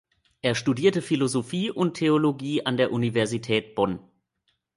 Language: German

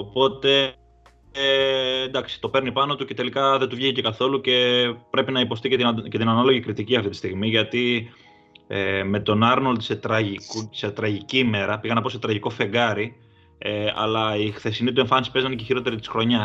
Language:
Greek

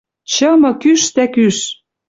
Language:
Western Mari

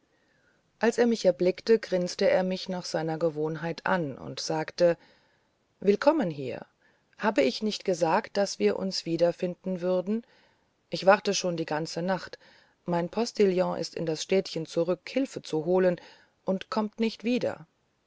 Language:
German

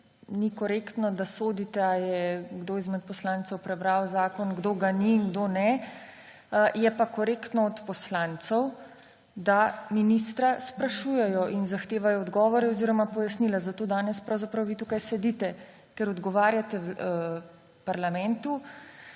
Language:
Slovenian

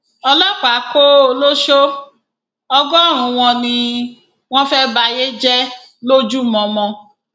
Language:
Yoruba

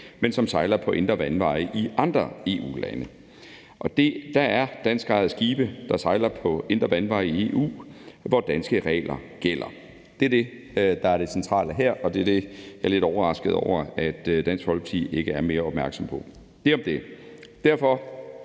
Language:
Danish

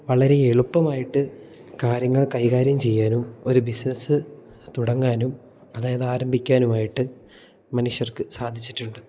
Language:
Malayalam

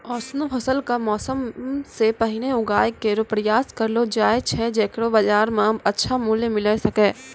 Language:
Maithili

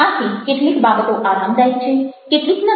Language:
Gujarati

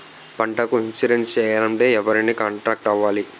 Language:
Telugu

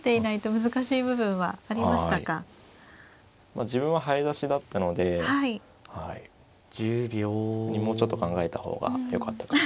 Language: Japanese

